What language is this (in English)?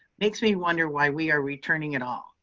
English